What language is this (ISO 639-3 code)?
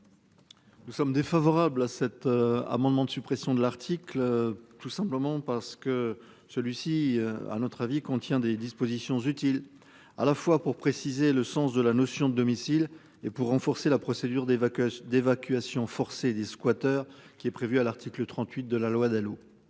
fra